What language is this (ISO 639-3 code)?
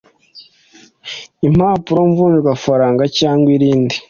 kin